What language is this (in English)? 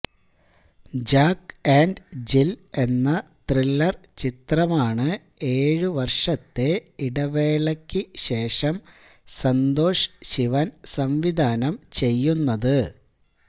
Malayalam